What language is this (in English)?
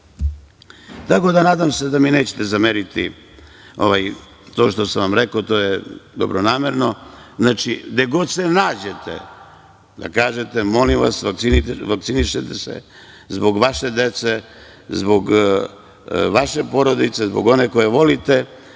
Serbian